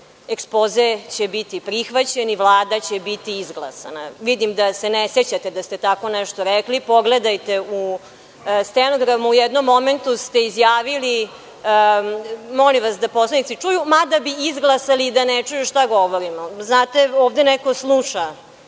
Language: Serbian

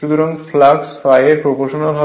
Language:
Bangla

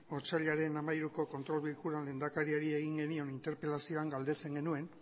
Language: Basque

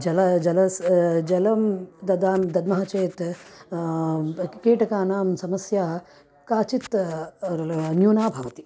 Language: Sanskrit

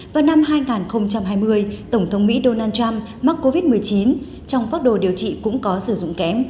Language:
Vietnamese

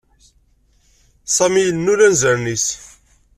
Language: Kabyle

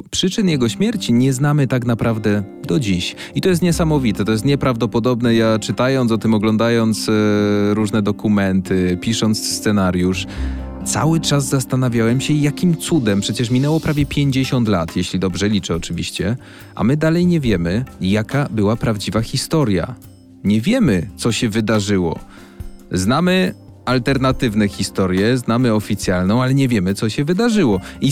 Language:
Polish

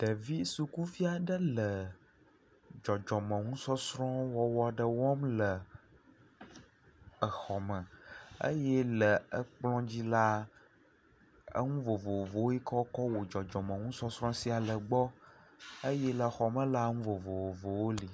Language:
Ewe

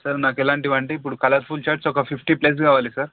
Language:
Telugu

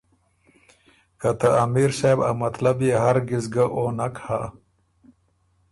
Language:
Ormuri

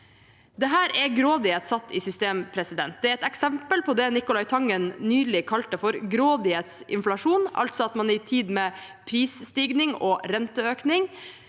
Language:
Norwegian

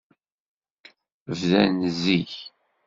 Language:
Kabyle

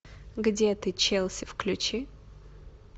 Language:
Russian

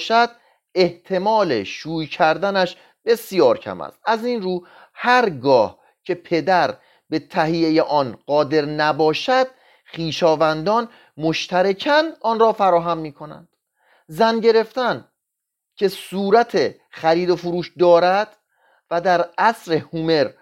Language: Persian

